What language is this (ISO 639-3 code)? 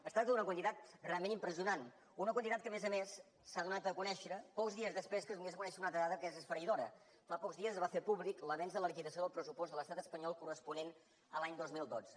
cat